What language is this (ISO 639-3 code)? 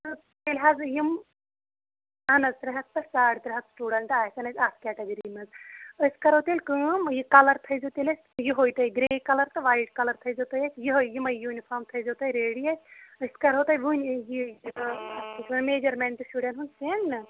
kas